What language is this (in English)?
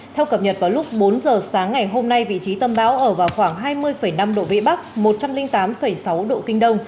Vietnamese